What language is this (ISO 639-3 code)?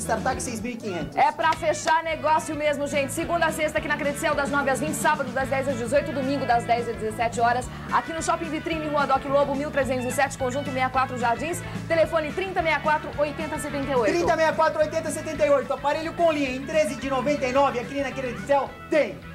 por